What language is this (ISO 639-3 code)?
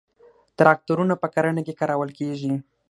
pus